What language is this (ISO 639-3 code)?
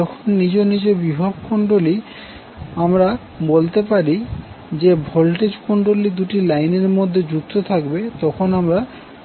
ben